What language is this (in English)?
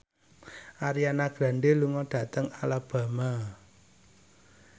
Javanese